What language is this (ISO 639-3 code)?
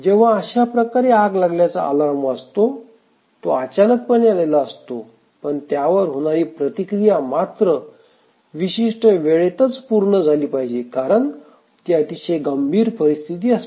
mar